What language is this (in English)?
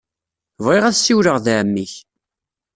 Kabyle